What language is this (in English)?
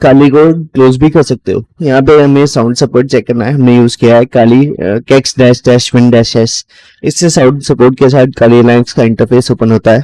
Hindi